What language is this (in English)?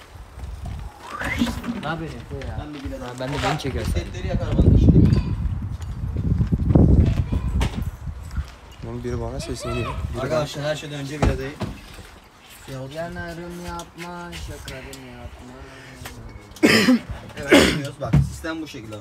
Turkish